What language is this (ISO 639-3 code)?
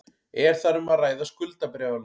isl